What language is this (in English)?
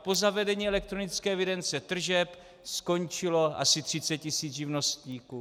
Czech